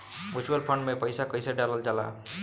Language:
Bhojpuri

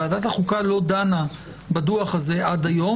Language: Hebrew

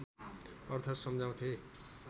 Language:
Nepali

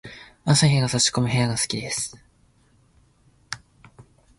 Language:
Japanese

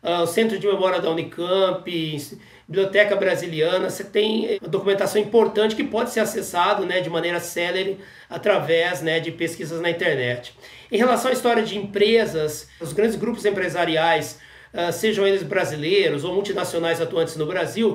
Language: Portuguese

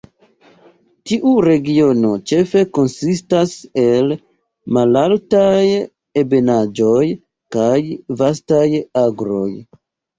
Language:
Esperanto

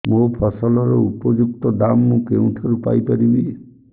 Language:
Odia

